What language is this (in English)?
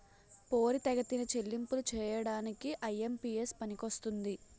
Telugu